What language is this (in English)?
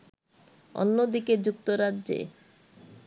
Bangla